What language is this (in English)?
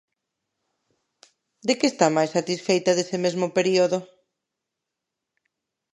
Galician